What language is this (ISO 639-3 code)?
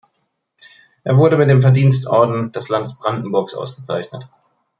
deu